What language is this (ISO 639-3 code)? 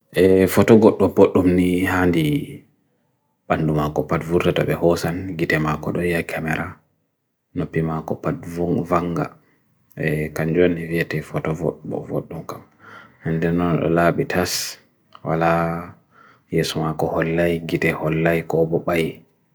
fui